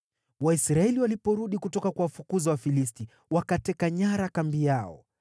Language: Swahili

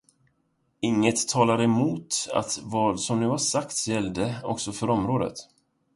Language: Swedish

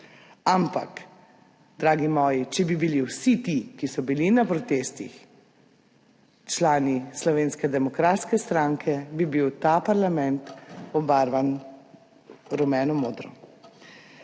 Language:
Slovenian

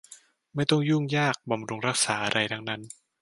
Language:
Thai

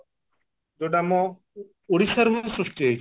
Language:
Odia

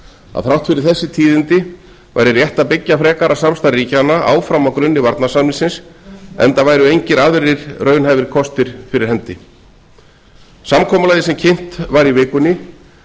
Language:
Icelandic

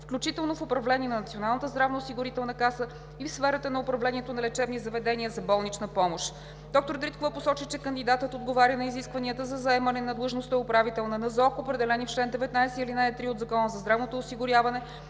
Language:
Bulgarian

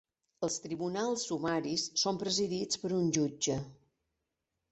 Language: Catalan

